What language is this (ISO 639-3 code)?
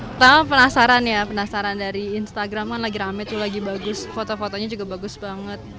ind